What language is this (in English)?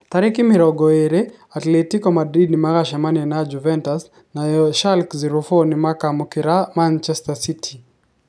Kikuyu